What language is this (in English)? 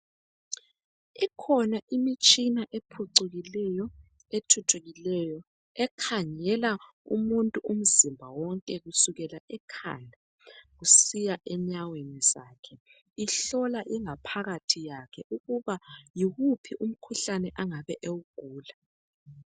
North Ndebele